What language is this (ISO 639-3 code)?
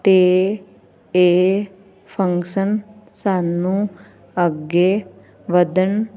pan